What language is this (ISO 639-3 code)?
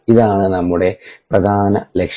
mal